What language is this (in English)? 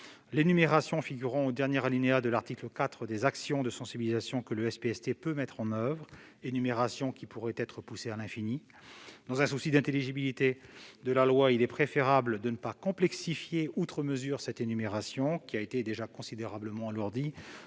French